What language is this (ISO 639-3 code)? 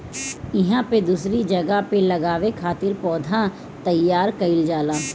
bho